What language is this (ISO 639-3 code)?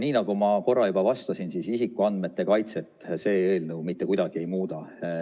est